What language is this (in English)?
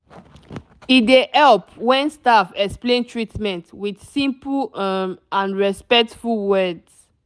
Nigerian Pidgin